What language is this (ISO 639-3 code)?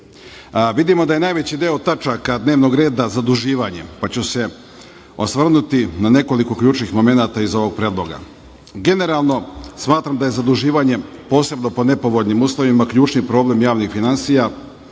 srp